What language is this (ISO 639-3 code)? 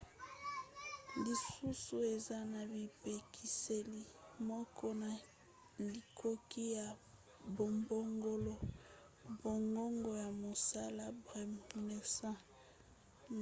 lin